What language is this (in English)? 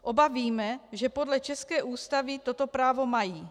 Czech